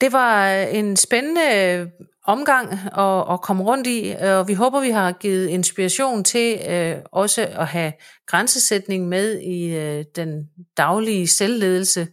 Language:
Danish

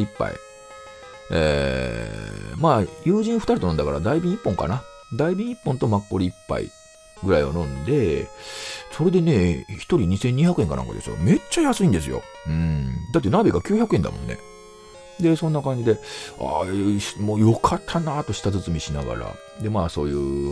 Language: Japanese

